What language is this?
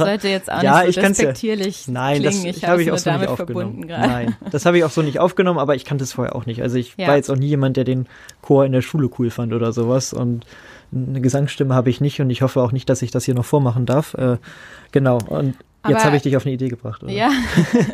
German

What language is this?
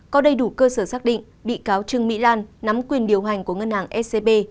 Vietnamese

